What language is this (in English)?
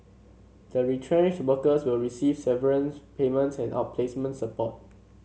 English